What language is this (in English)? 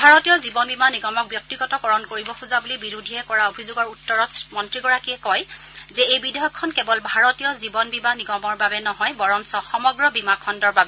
Assamese